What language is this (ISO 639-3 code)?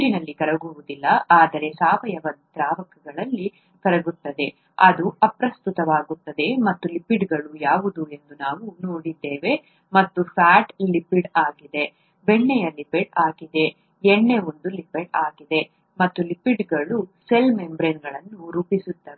kan